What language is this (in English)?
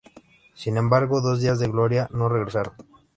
Spanish